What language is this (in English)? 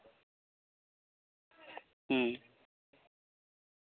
Santali